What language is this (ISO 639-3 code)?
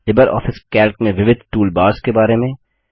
hin